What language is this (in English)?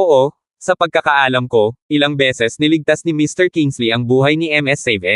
Filipino